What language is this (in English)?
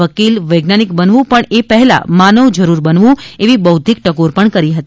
Gujarati